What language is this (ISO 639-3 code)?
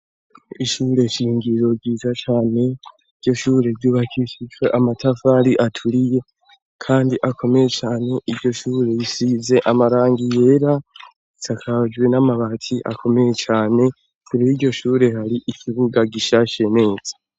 run